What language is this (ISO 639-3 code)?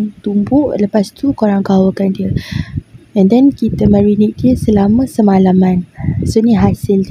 msa